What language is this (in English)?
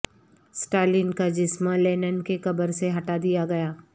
Urdu